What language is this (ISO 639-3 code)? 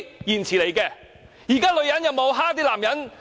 yue